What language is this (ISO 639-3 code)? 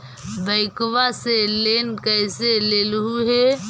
mag